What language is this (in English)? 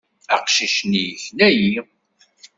Kabyle